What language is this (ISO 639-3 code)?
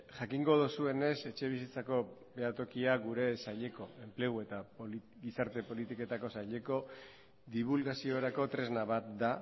eus